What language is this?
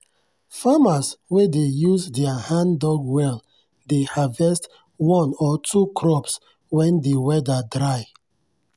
Nigerian Pidgin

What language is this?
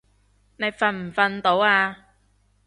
Cantonese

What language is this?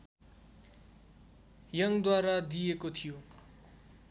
Nepali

